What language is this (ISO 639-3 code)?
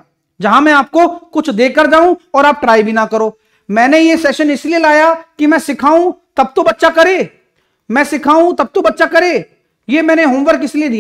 hin